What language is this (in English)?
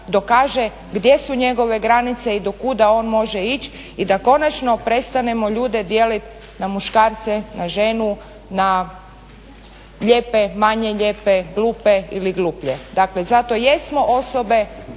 Croatian